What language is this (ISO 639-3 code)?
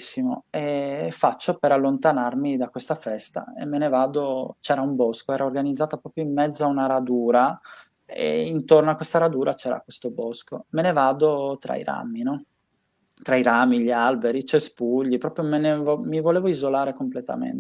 ita